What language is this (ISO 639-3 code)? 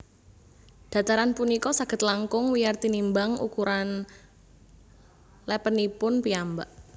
jav